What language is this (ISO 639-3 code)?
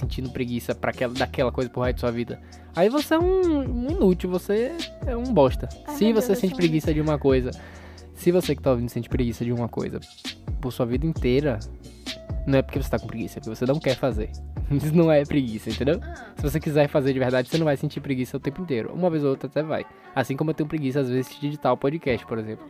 por